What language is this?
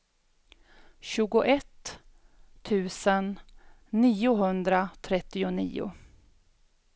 Swedish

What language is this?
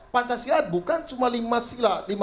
Indonesian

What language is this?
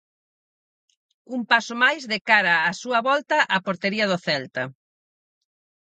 Galician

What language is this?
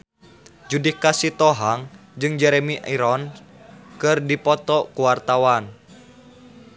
Sundanese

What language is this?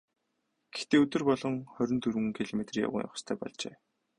Mongolian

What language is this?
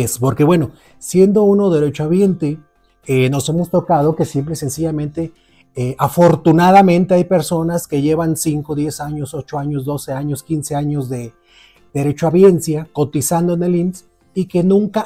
Spanish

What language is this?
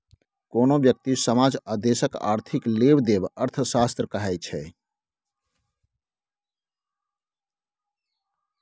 Maithili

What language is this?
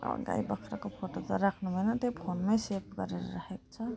Nepali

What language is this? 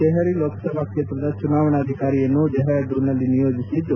Kannada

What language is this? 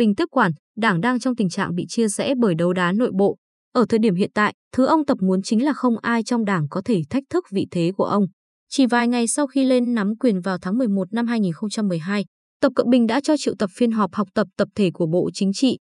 Vietnamese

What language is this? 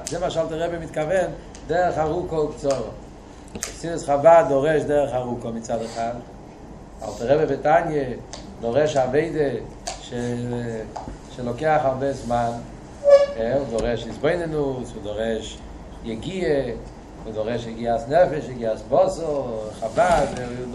Hebrew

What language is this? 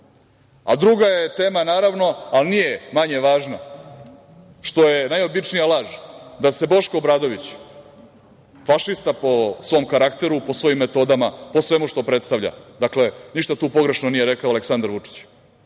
Serbian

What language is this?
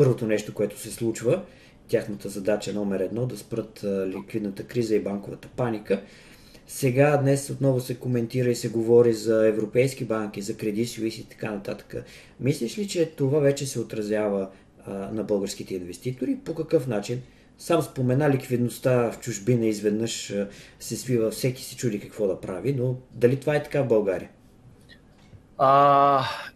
Bulgarian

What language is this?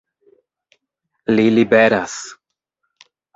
Esperanto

